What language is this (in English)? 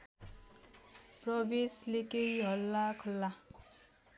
Nepali